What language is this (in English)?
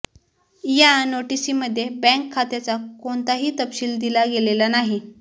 Marathi